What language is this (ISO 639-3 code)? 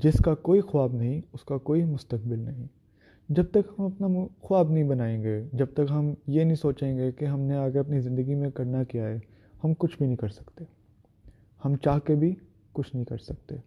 urd